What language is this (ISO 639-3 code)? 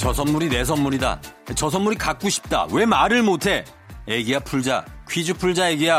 kor